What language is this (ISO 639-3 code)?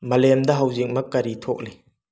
mni